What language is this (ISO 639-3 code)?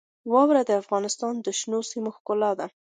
pus